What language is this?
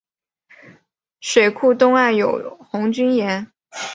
Chinese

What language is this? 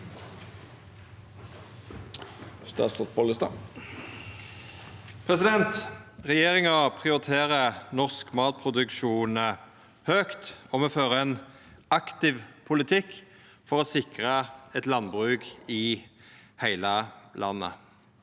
Norwegian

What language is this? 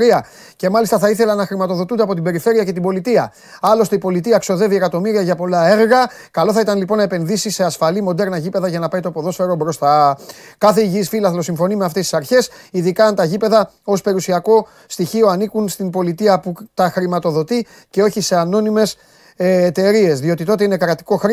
Greek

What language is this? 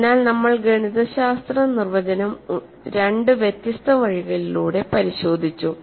Malayalam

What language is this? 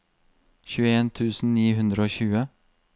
Norwegian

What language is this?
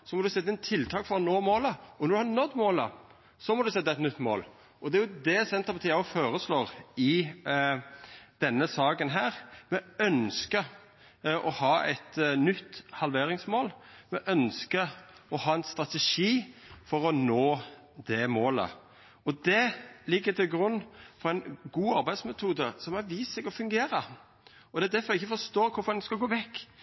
Norwegian Nynorsk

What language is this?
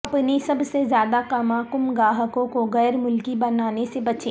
Urdu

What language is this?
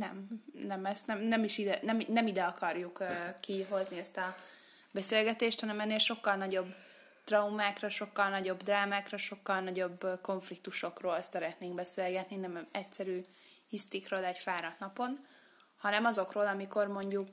Hungarian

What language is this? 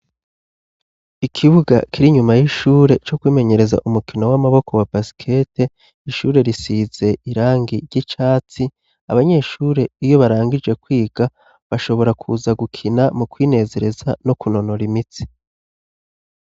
Rundi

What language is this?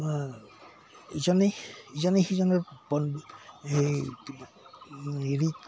Assamese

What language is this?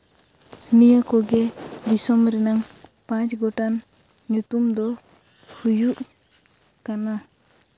Santali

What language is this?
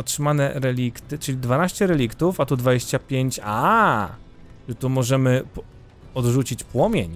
Polish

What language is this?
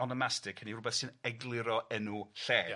Welsh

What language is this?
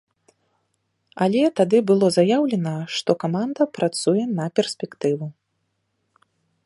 Belarusian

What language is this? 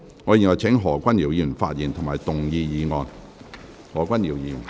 Cantonese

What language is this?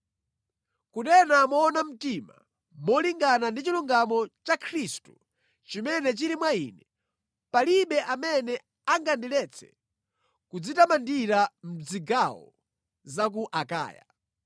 Nyanja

